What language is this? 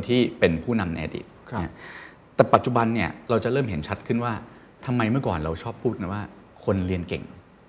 Thai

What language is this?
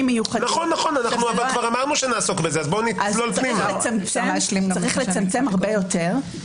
Hebrew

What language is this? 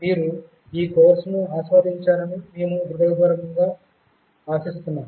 Telugu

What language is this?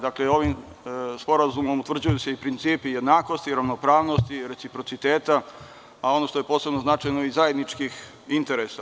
Serbian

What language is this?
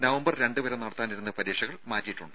Malayalam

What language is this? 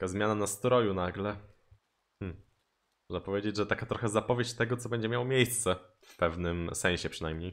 Polish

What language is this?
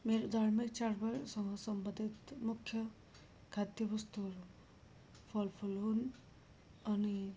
Nepali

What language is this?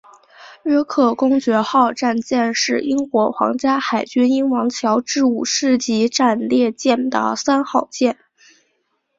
Chinese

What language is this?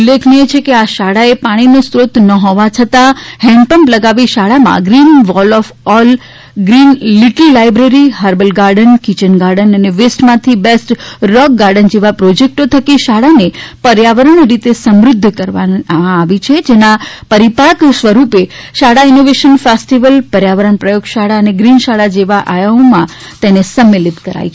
Gujarati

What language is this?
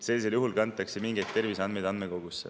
Estonian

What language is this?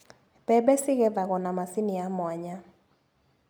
Kikuyu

